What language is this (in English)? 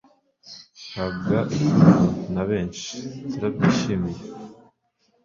Kinyarwanda